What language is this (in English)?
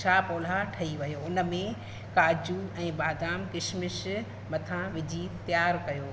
Sindhi